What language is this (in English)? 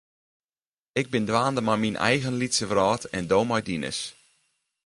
Western Frisian